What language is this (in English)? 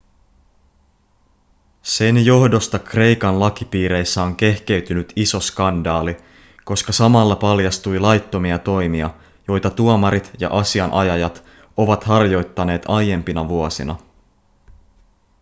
Finnish